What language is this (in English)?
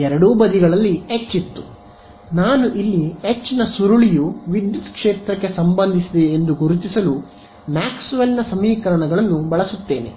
Kannada